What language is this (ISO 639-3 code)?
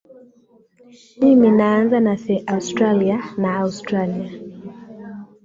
swa